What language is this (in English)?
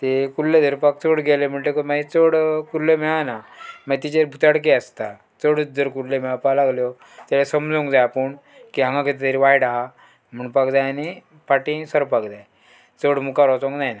Konkani